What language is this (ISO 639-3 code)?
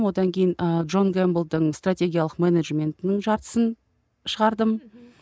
kaz